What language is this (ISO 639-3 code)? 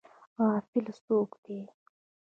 pus